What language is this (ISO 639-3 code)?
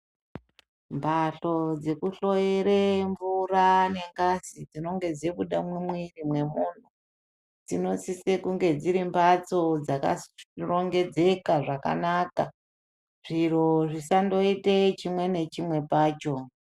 ndc